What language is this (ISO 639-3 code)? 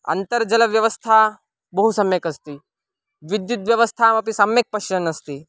san